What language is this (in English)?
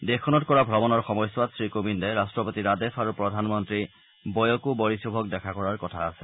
Assamese